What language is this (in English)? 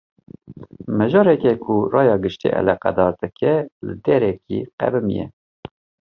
Kurdish